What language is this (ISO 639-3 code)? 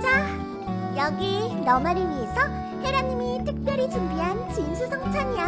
kor